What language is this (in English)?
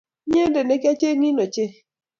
Kalenjin